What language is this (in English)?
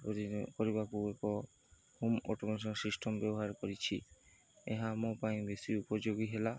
Odia